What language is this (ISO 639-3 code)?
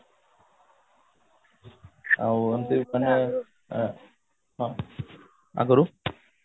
ori